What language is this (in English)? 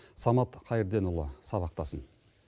Kazakh